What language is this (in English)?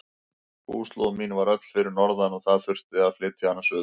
Icelandic